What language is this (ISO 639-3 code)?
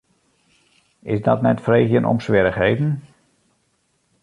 fry